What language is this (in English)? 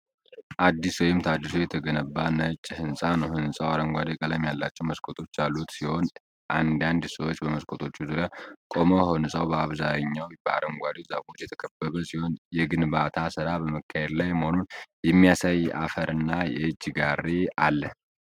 Amharic